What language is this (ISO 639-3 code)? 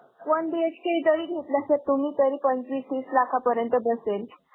mar